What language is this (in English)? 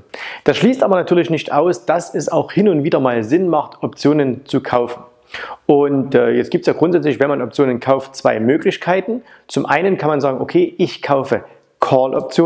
German